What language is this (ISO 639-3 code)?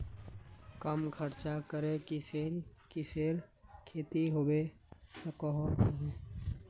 mag